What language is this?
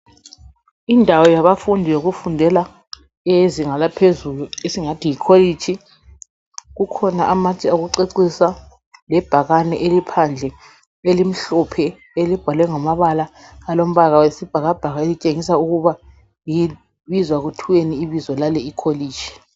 North Ndebele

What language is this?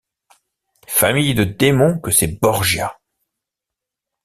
French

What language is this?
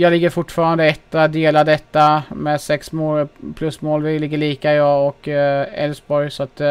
Swedish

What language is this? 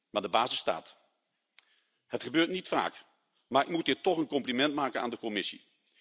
Dutch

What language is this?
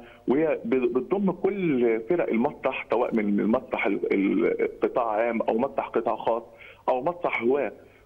Arabic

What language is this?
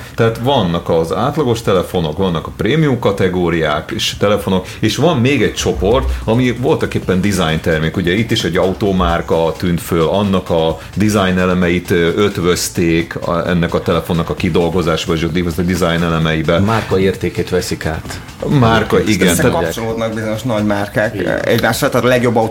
Hungarian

